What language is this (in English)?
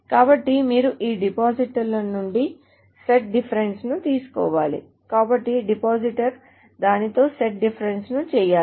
Telugu